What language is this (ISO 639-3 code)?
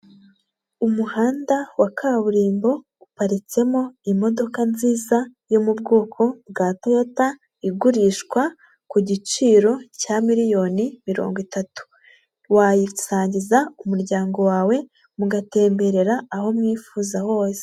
kin